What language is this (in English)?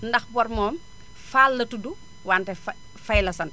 Wolof